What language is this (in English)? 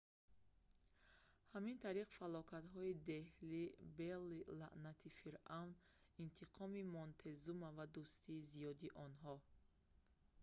Tajik